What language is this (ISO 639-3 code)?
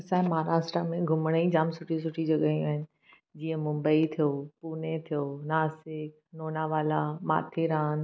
snd